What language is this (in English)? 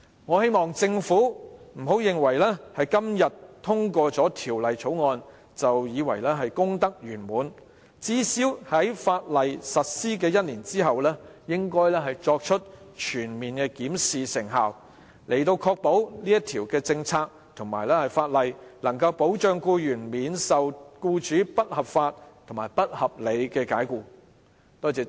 Cantonese